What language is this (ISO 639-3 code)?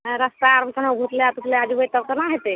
mai